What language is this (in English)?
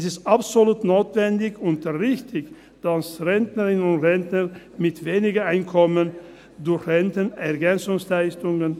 Swiss German